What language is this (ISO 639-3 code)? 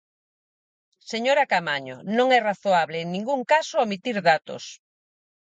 glg